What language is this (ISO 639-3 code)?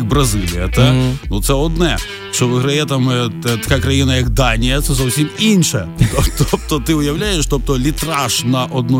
ukr